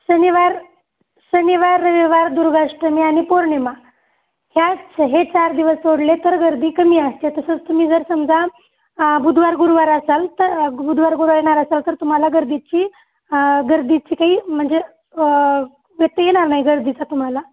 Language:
Marathi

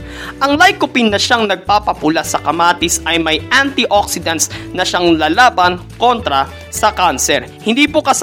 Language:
Filipino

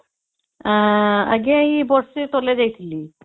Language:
Odia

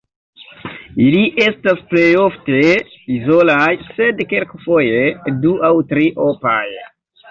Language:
Esperanto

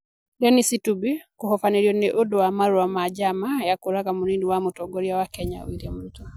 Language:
Kikuyu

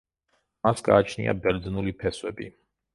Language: Georgian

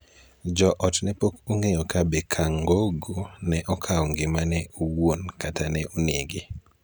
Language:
Luo (Kenya and Tanzania)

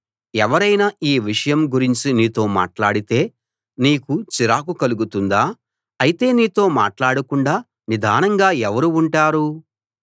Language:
Telugu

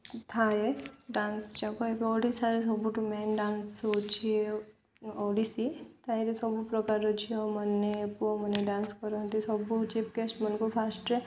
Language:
Odia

